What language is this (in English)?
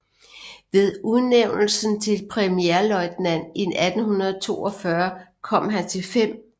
Danish